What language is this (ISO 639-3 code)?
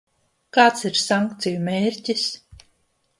lav